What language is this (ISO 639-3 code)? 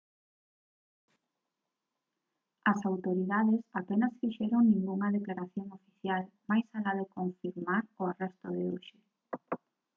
glg